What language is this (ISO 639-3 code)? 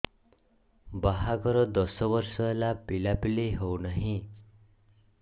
ori